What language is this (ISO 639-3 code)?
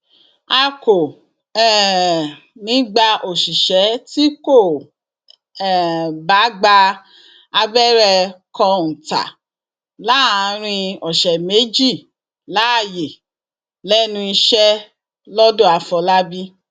yor